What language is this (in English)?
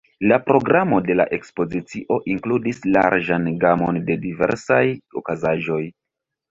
Esperanto